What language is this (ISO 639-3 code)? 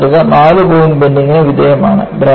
mal